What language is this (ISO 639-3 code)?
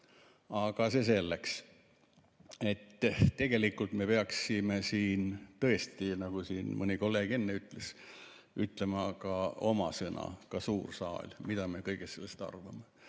est